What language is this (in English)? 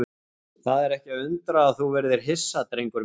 Icelandic